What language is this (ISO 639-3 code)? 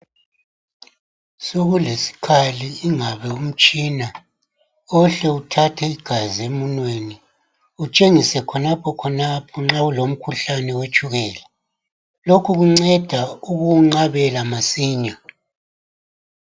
nde